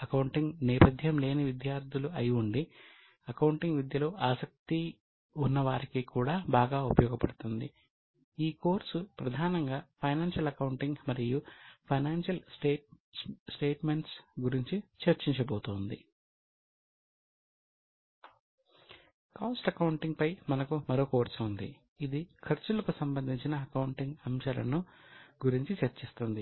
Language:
Telugu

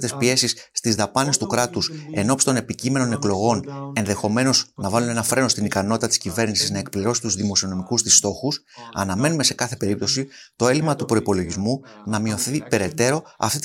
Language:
Greek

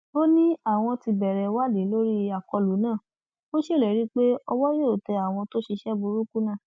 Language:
Yoruba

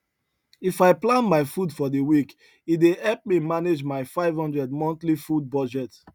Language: Nigerian Pidgin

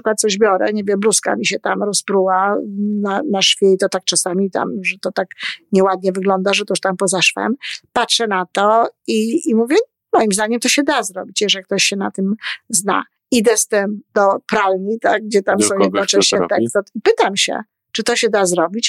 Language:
Polish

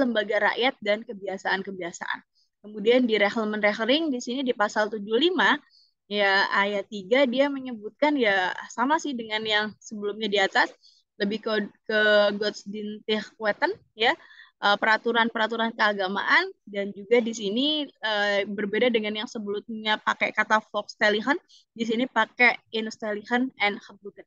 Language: Indonesian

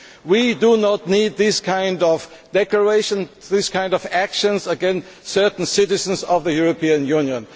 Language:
English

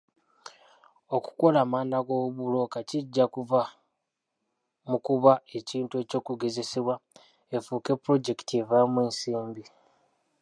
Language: Ganda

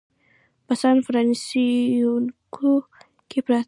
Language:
Pashto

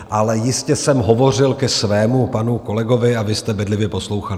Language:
Czech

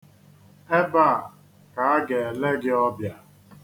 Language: Igbo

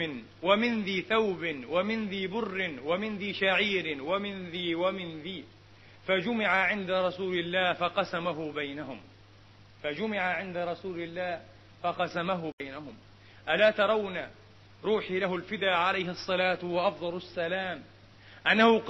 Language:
Arabic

